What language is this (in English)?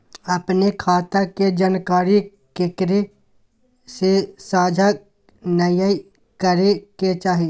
Magahi